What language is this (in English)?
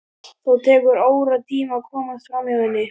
Icelandic